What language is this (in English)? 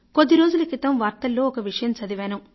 Telugu